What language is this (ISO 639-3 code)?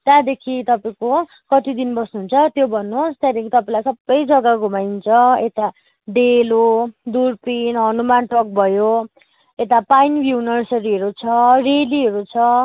nep